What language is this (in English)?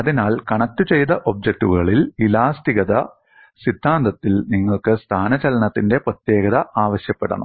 Malayalam